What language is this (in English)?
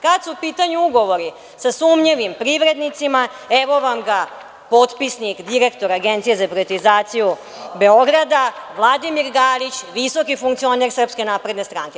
Serbian